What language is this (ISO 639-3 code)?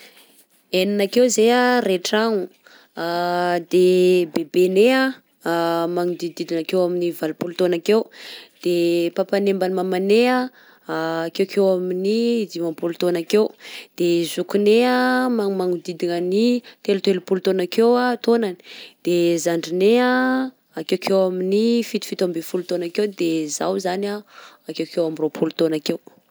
bzc